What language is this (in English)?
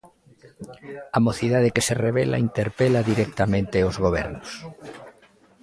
Galician